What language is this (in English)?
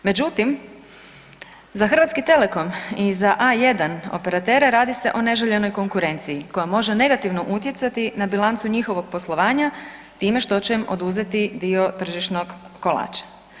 Croatian